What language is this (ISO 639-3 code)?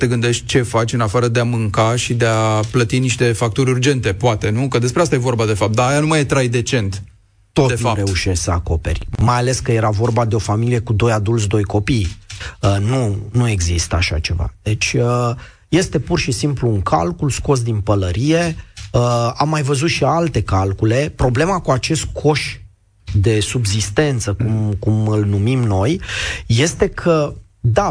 ron